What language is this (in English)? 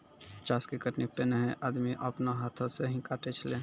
Maithili